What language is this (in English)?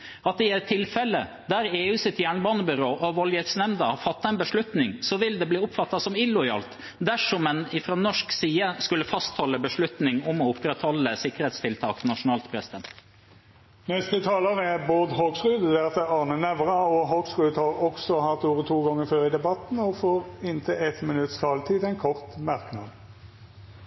Norwegian